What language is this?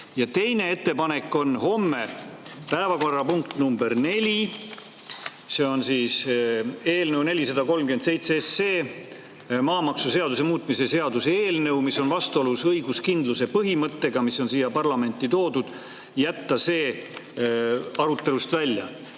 Estonian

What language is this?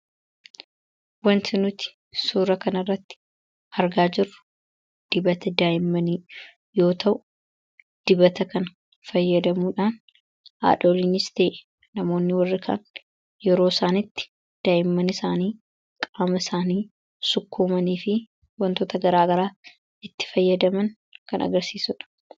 Oromo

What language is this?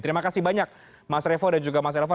Indonesian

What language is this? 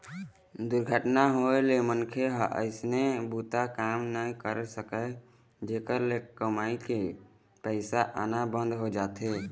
Chhattisgarhi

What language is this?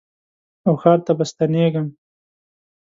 Pashto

